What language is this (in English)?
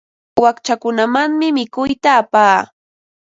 Ambo-Pasco Quechua